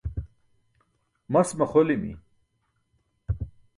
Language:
Burushaski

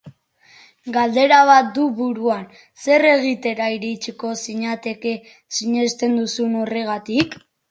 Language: Basque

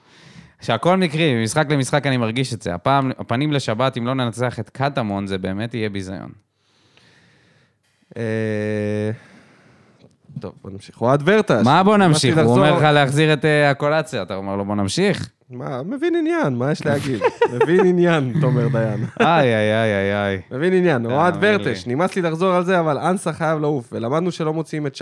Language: Hebrew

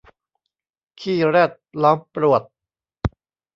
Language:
Thai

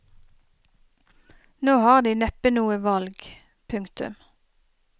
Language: Norwegian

